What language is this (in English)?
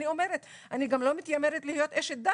Hebrew